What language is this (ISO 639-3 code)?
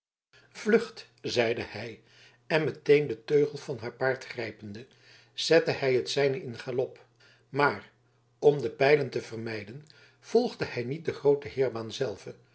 nld